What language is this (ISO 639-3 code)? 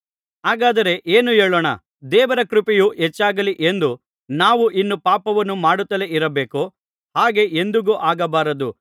kan